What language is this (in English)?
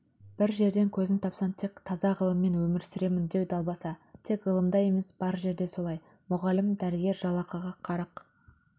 Kazakh